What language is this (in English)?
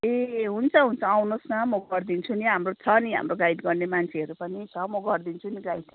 Nepali